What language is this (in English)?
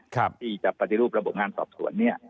Thai